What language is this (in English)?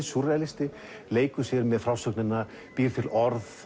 Icelandic